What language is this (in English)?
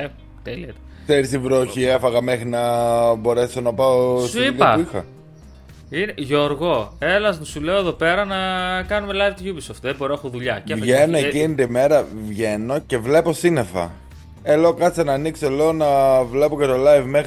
Greek